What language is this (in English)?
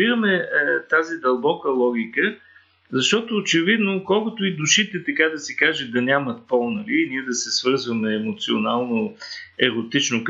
Bulgarian